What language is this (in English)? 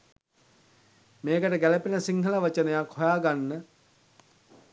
Sinhala